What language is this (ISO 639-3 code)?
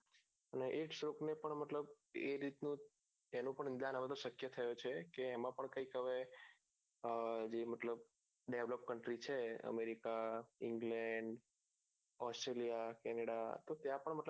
guj